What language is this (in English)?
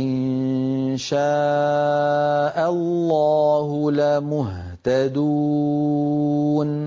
Arabic